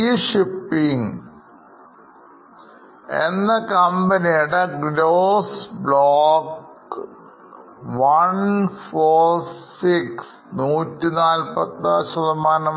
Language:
Malayalam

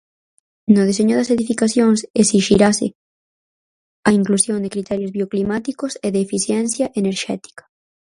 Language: Galician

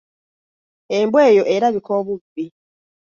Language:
Ganda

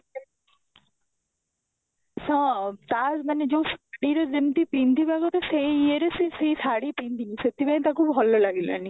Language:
Odia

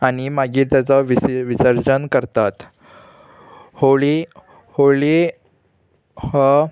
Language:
Konkani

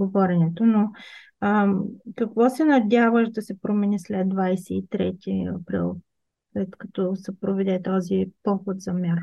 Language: Bulgarian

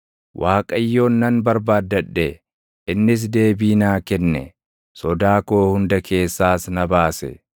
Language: Oromo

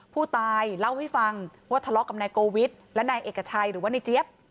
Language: Thai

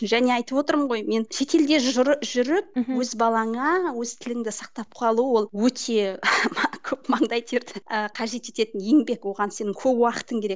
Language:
Kazakh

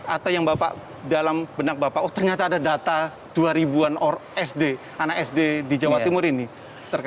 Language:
Indonesian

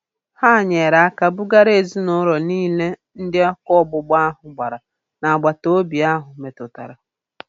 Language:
Igbo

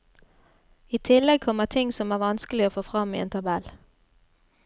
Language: Norwegian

